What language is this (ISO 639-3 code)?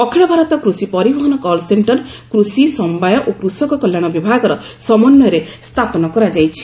ori